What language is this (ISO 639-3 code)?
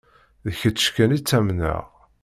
kab